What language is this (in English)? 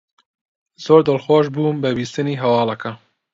Central Kurdish